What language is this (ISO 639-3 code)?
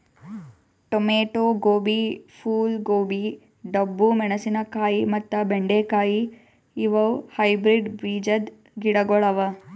kan